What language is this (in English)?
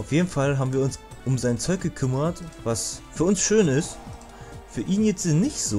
German